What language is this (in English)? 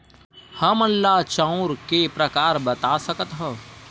Chhattisgarhi